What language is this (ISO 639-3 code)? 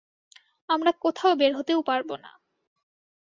ben